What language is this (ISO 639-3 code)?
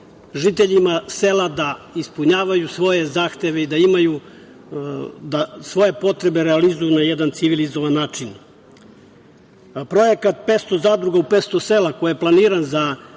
srp